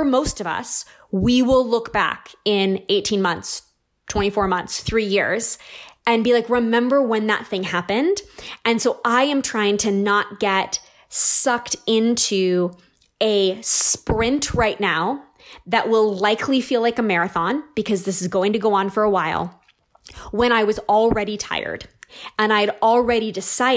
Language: English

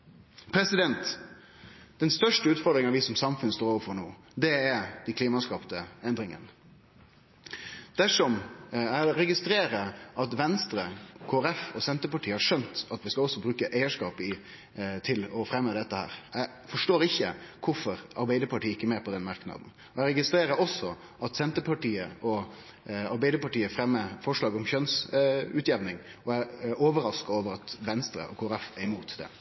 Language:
Norwegian Nynorsk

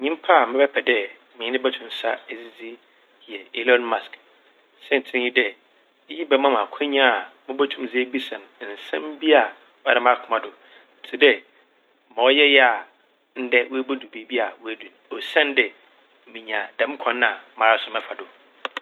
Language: Akan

